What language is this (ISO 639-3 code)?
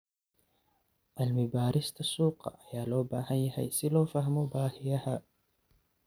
som